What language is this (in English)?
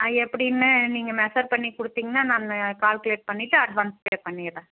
Tamil